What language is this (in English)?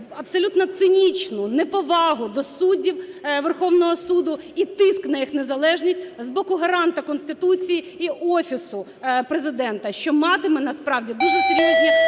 Ukrainian